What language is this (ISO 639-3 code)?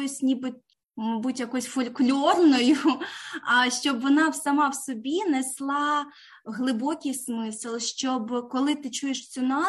ukr